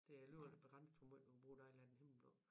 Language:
Danish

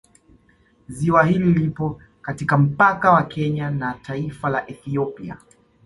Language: Swahili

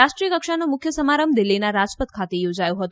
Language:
Gujarati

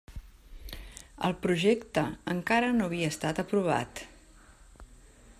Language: Catalan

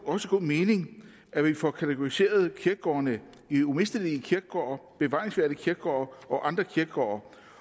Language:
Danish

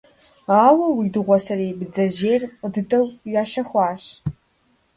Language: Kabardian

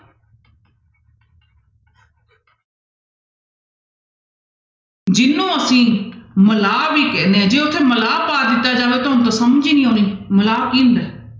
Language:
Punjabi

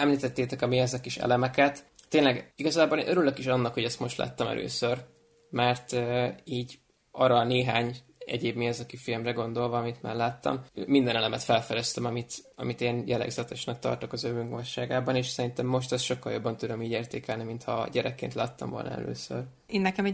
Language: Hungarian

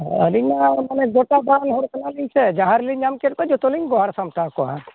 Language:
Santali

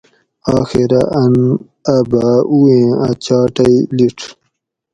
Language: Gawri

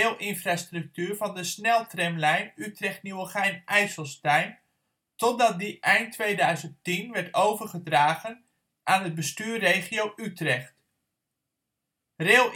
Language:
Dutch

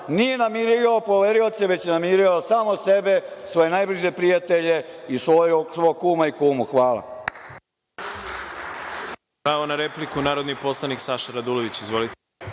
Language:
Serbian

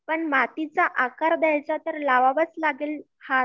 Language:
Marathi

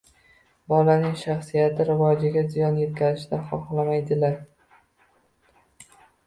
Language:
Uzbek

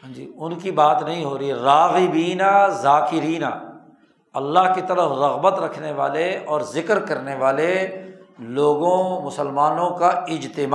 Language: Urdu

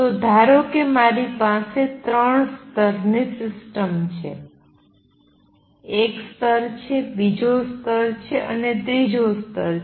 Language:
Gujarati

